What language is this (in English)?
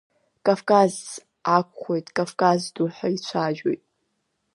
Abkhazian